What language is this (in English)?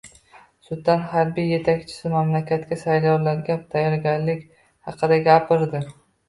Uzbek